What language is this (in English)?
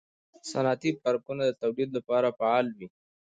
Pashto